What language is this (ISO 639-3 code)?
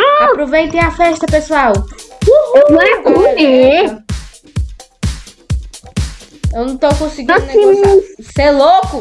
por